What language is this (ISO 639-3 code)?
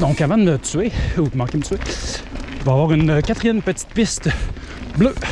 fra